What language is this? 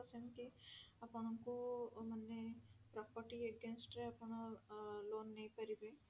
Odia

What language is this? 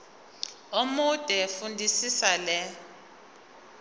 Zulu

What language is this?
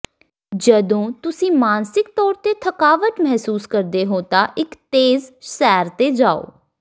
Punjabi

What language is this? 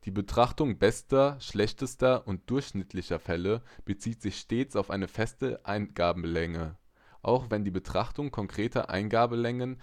German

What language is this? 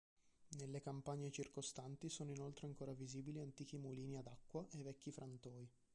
Italian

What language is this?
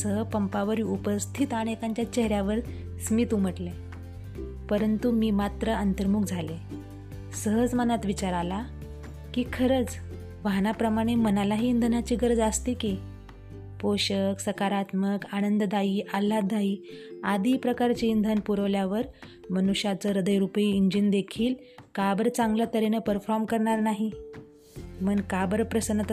Marathi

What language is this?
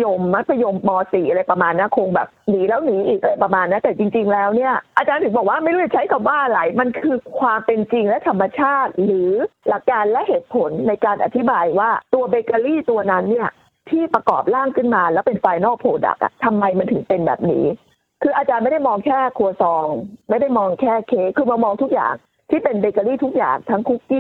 Thai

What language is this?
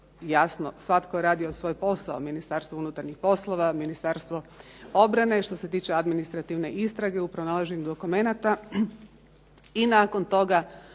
Croatian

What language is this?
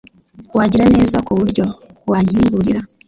Kinyarwanda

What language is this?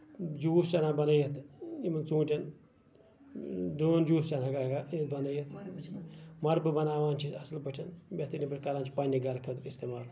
Kashmiri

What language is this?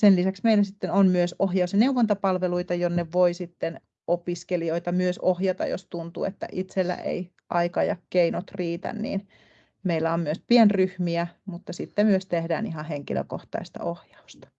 Finnish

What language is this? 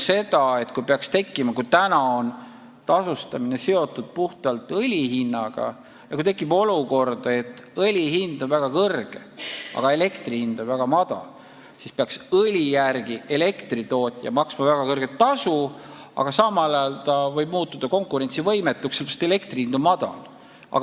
Estonian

